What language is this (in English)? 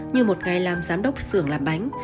Vietnamese